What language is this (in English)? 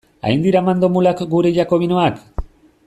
Basque